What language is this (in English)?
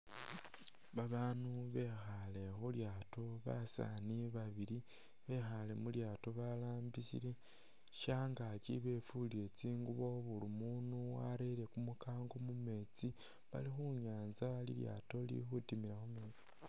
Masaaba